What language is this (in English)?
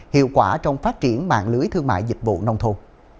Vietnamese